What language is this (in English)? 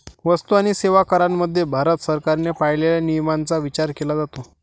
Marathi